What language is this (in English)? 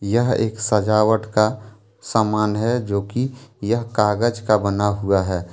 Hindi